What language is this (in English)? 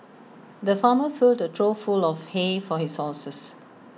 English